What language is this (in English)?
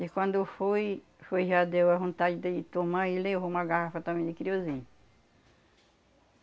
Portuguese